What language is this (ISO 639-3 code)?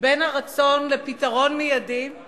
heb